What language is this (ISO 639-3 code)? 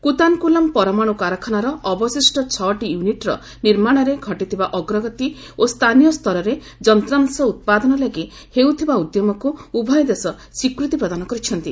ori